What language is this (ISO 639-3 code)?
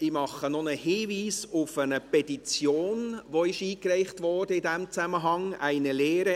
gsw